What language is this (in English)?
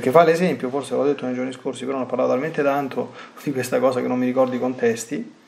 Italian